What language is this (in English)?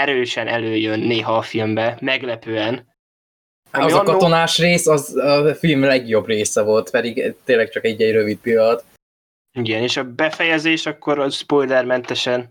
Hungarian